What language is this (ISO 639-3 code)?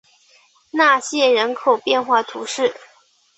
zho